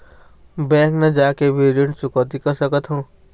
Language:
Chhattisgarhi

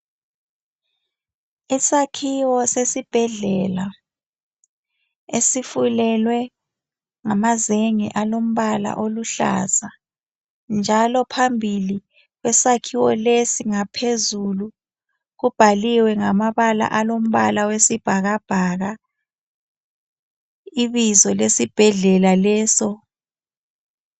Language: North Ndebele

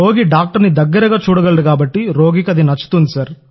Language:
Telugu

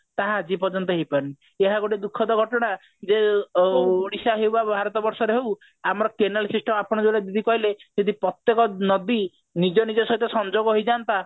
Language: Odia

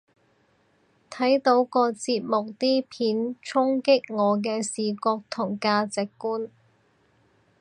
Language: Cantonese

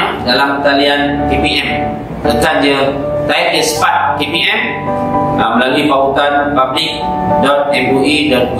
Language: Malay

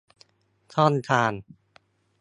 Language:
Thai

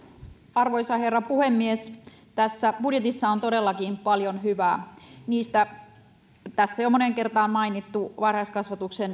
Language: Finnish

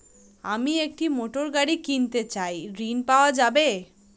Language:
Bangla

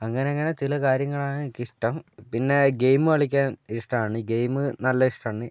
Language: Malayalam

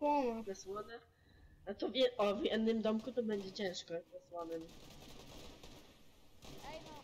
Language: Polish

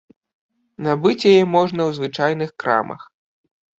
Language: Belarusian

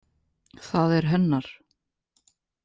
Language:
Icelandic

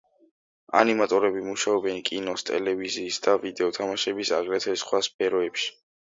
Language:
Georgian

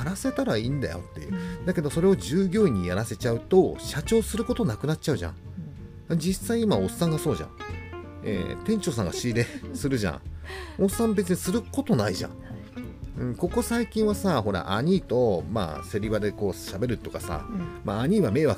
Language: Japanese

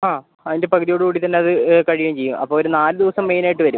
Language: Malayalam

